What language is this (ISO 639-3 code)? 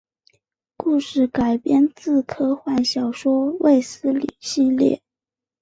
zho